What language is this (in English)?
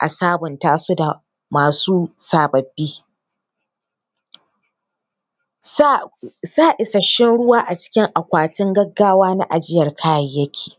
Hausa